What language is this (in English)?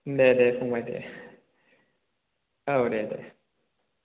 Bodo